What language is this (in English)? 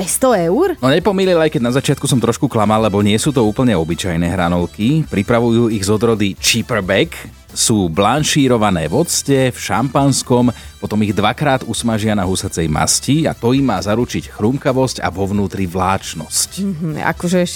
Slovak